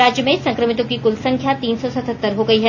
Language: Hindi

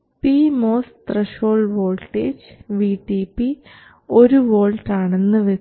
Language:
Malayalam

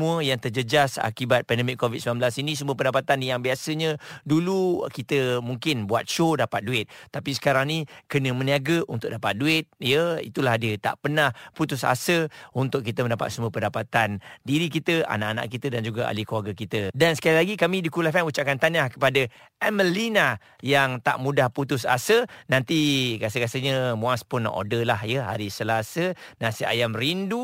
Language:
Malay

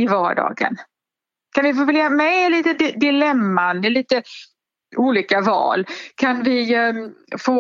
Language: Swedish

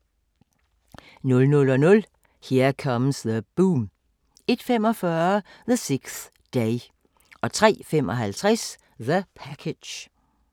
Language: Danish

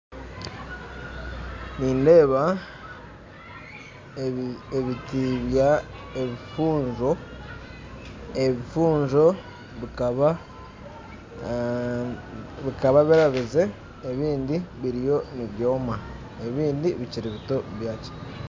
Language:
Nyankole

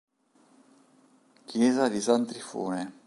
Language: Italian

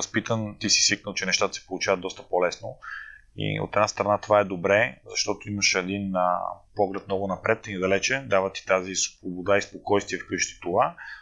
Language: Bulgarian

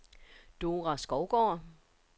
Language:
Danish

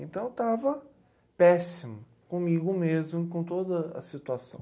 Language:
Portuguese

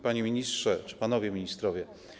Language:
Polish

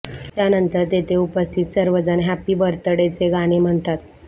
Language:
Marathi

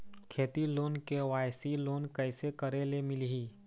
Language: Chhattisgarhi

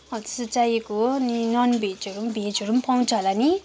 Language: Nepali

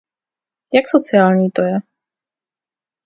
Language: Czech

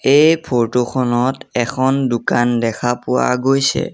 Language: Assamese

